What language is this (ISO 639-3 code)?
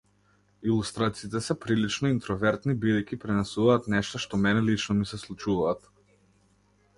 mkd